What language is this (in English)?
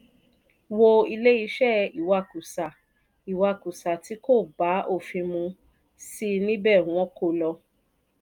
Yoruba